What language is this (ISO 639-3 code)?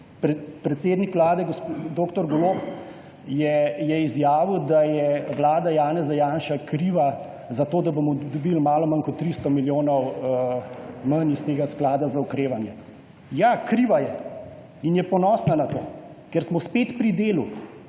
slv